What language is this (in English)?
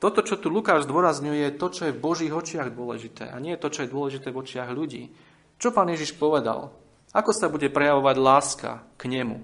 Slovak